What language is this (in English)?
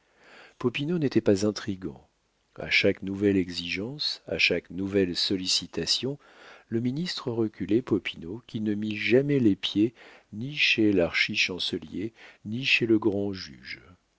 French